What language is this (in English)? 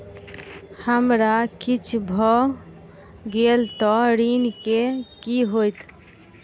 Maithili